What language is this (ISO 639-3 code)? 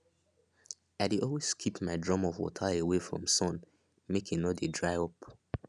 pcm